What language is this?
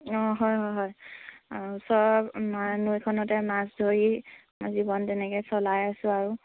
Assamese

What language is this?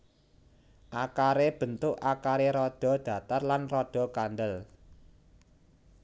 Javanese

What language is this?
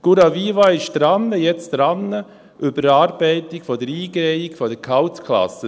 Swiss German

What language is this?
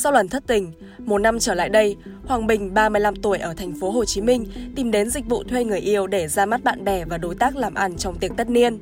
Vietnamese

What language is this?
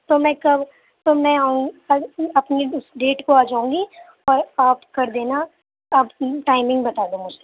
Urdu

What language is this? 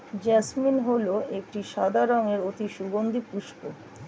Bangla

